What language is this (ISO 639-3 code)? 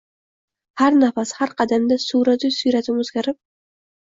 uzb